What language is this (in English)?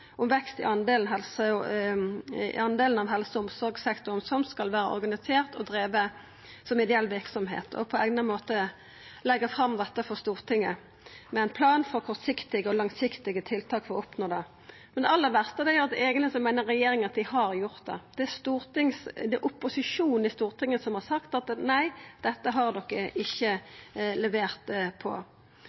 Norwegian Nynorsk